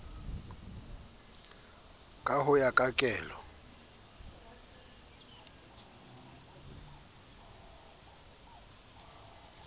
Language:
Southern Sotho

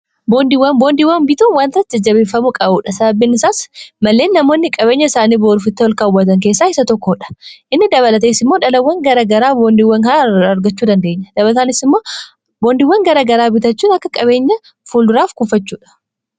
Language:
Oromo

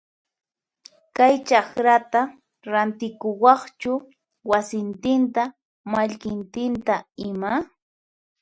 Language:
Puno Quechua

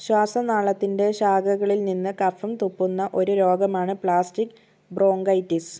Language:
Malayalam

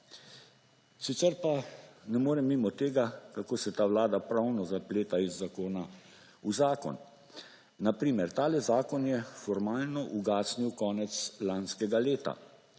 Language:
Slovenian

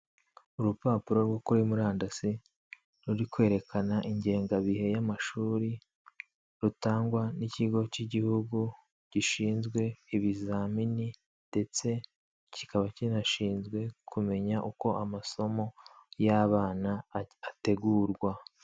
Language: Kinyarwanda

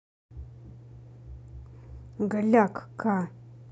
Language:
Russian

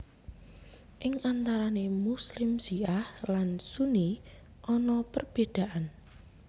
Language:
Javanese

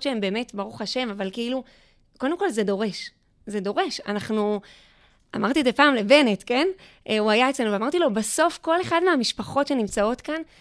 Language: Hebrew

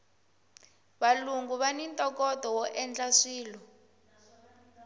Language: Tsonga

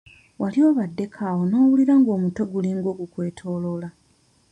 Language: Ganda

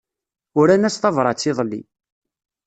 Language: Kabyle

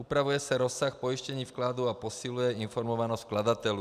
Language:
Czech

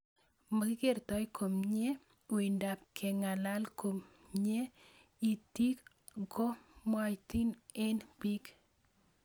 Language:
Kalenjin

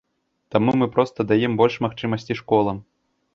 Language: Belarusian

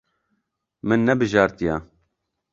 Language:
Kurdish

